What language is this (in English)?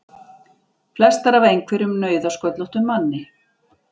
Icelandic